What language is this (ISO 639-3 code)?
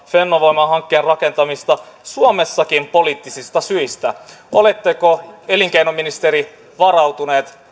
fin